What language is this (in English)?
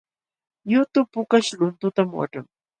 Jauja Wanca Quechua